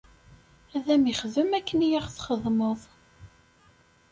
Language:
Kabyle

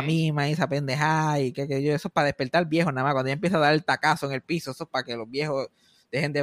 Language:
Spanish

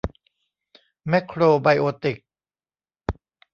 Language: Thai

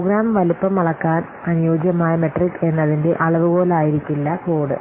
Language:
Malayalam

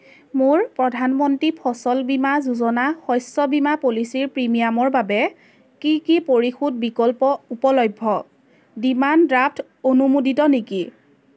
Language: Assamese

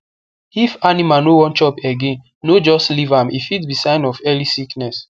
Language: Nigerian Pidgin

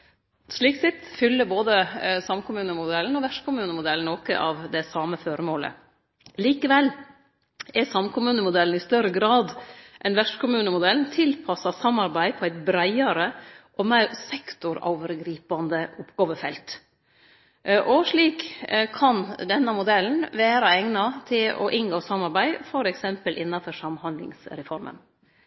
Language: Norwegian Nynorsk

